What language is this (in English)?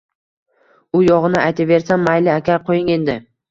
Uzbek